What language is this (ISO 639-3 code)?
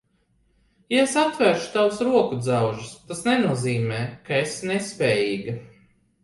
lav